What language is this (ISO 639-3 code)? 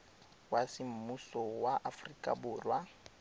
tsn